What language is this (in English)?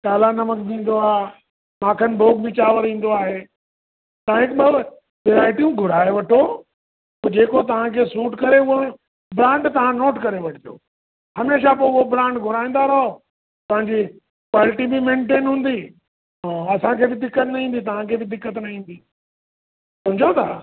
Sindhi